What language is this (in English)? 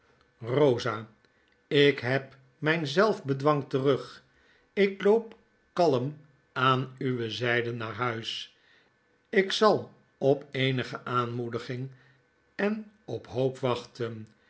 Dutch